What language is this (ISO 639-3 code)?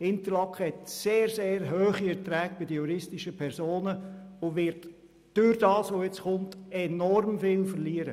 gsw